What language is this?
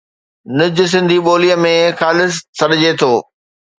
Sindhi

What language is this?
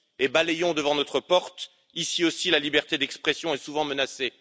French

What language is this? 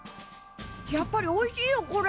Japanese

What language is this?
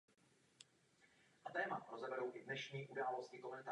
Czech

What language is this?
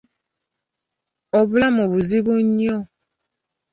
Ganda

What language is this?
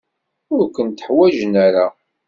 Kabyle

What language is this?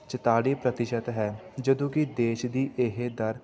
Punjabi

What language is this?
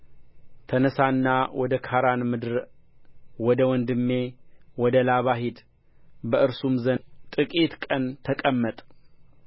Amharic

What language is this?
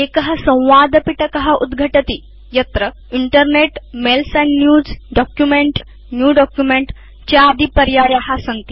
Sanskrit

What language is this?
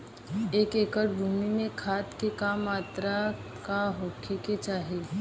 Bhojpuri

